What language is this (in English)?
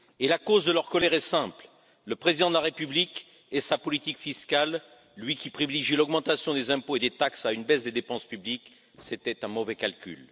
French